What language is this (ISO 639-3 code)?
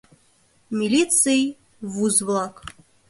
chm